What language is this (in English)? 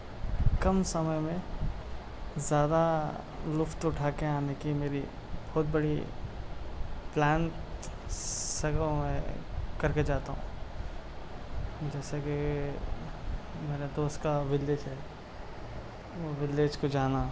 Urdu